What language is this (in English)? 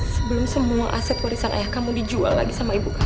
Indonesian